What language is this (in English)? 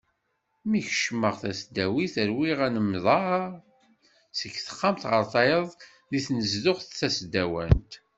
Kabyle